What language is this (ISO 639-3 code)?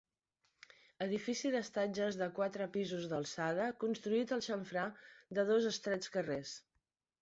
cat